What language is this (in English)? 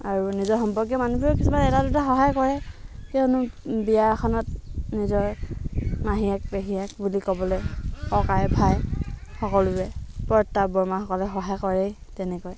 Assamese